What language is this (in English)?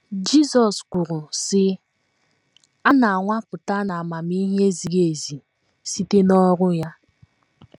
Igbo